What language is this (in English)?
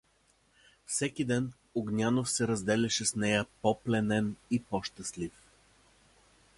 Bulgarian